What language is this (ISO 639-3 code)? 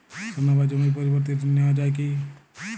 ben